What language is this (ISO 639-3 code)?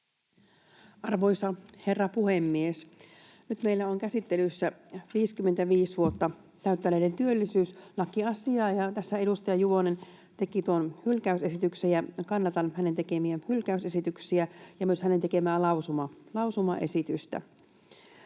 fin